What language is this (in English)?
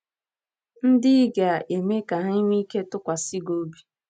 Igbo